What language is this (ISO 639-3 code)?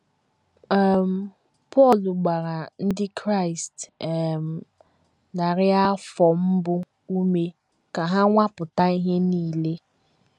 ibo